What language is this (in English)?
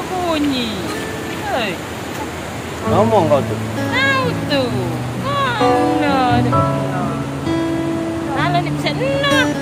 Indonesian